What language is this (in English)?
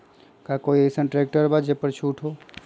Magahi